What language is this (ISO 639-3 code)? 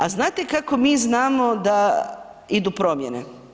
hrv